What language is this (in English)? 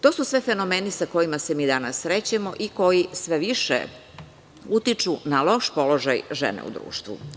Serbian